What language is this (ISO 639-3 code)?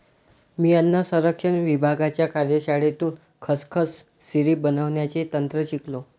mar